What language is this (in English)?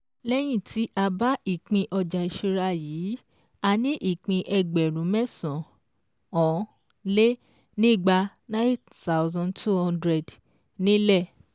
Yoruba